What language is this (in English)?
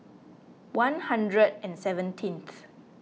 English